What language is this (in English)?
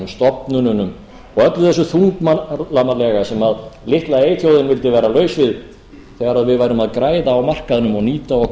Icelandic